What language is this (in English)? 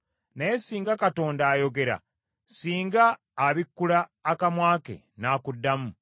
Ganda